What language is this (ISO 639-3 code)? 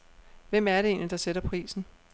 dan